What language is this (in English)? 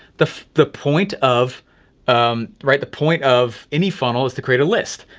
English